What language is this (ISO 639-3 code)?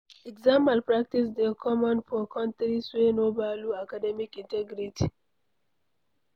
pcm